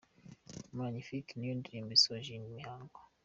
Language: Kinyarwanda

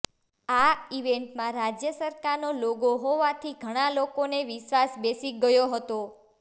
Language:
Gujarati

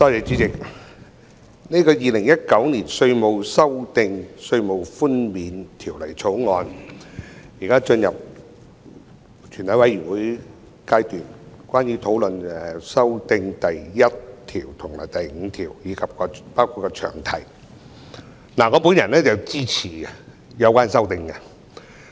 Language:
Cantonese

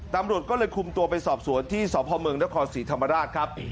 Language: Thai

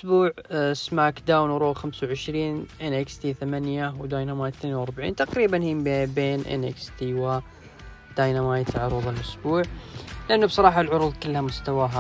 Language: Arabic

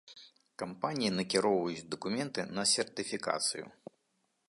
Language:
Belarusian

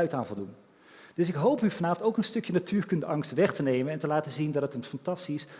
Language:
Dutch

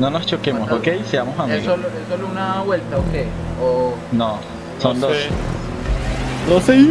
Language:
Spanish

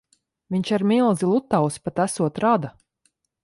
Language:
Latvian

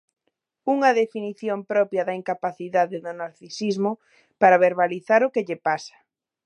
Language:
Galician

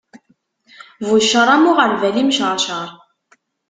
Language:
Kabyle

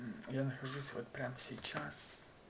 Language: Russian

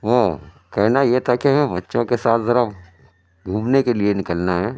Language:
Urdu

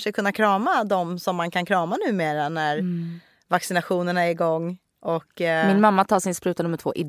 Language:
Swedish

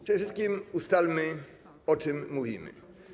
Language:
Polish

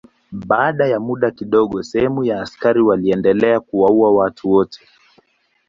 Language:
Swahili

